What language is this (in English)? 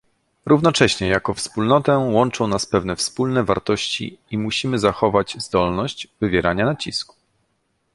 Polish